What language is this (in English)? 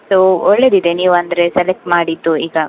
Kannada